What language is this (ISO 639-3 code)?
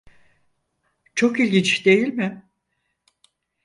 tur